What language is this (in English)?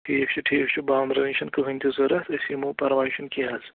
Kashmiri